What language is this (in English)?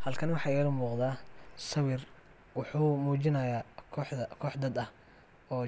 Somali